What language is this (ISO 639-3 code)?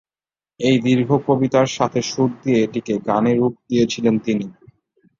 ben